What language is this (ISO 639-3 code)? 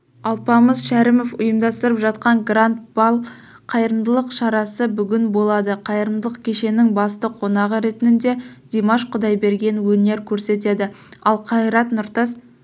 kaz